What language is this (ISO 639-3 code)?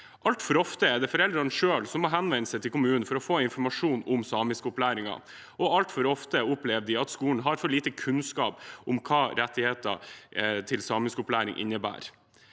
nor